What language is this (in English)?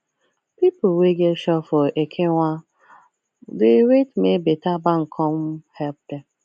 Nigerian Pidgin